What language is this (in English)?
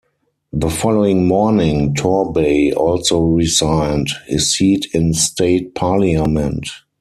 English